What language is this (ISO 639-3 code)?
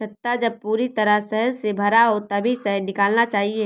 hin